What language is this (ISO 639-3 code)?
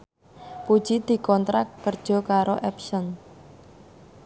jav